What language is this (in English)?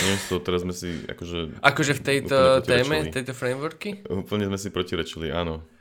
Slovak